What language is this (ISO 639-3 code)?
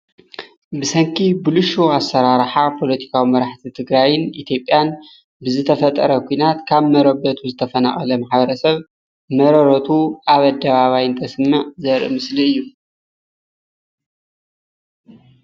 tir